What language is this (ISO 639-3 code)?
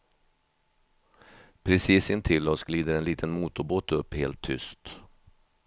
swe